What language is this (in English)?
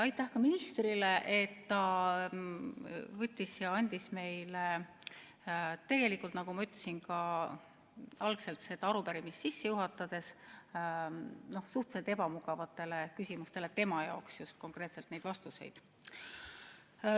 Estonian